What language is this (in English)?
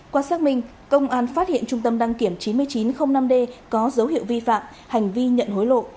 Vietnamese